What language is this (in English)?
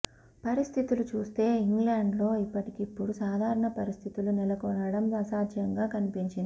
Telugu